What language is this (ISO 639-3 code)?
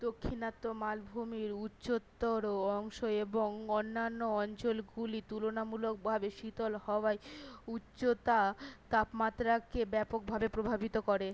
ben